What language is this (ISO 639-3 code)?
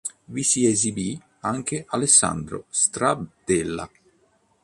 ita